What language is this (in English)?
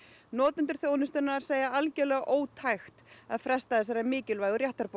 Icelandic